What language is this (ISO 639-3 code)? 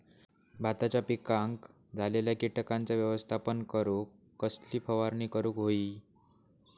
mar